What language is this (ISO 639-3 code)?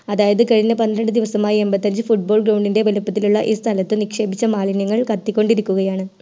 mal